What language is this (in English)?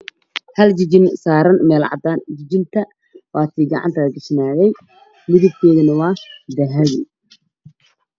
Somali